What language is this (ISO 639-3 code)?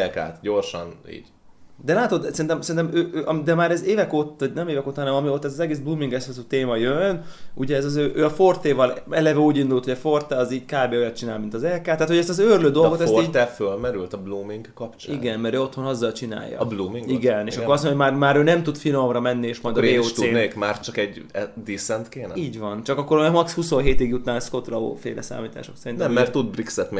hun